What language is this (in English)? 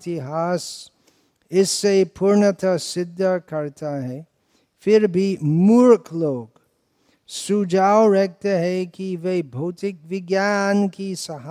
Hindi